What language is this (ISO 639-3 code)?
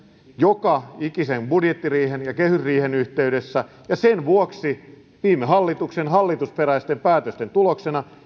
fin